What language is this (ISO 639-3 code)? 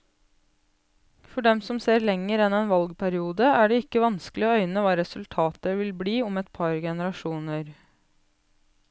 nor